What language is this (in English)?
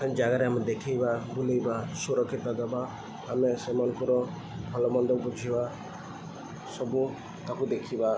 Odia